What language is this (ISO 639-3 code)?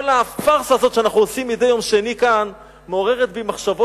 heb